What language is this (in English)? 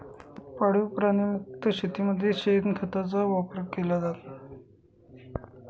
Marathi